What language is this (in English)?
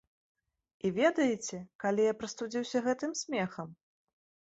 Belarusian